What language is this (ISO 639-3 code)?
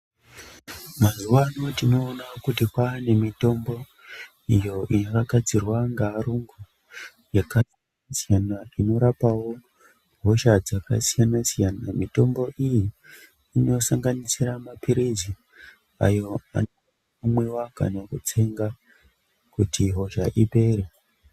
ndc